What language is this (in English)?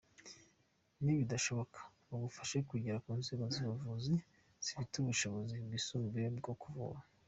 Kinyarwanda